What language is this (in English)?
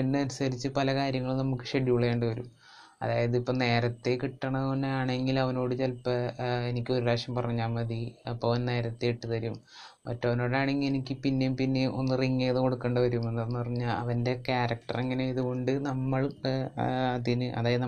Malayalam